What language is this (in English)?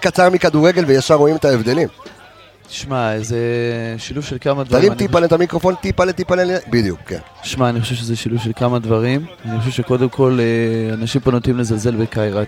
Hebrew